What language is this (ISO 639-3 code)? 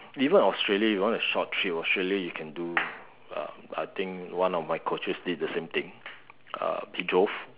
eng